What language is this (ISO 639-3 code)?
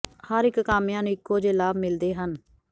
pan